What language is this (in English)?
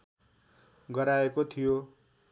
Nepali